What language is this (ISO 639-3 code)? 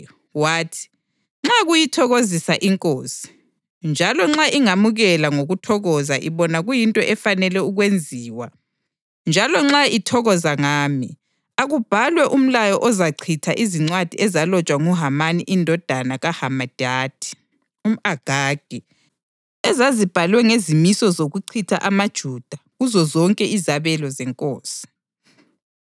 nde